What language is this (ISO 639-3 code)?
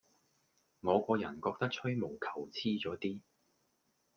yue